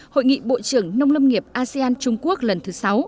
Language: Vietnamese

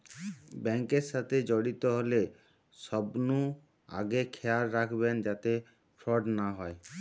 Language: Bangla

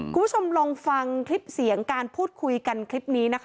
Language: Thai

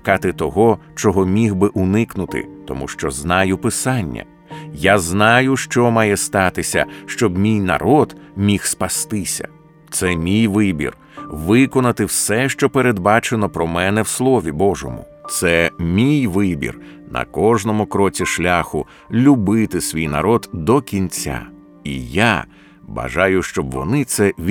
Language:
Ukrainian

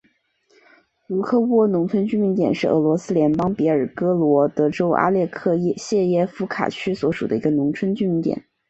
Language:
Chinese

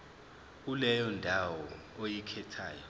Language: Zulu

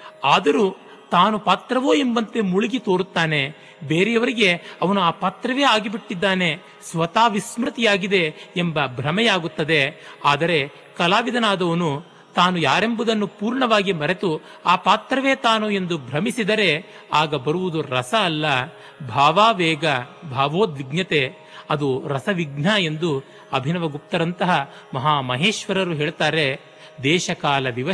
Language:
Kannada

